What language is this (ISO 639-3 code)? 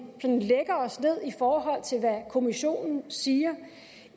dan